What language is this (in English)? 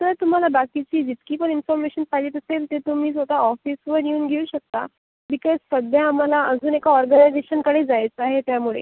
Marathi